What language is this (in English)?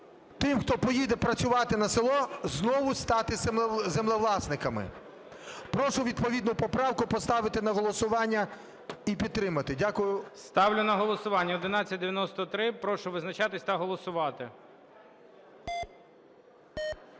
Ukrainian